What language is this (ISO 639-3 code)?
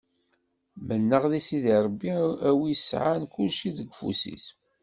kab